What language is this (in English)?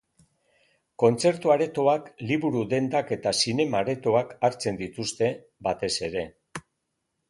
Basque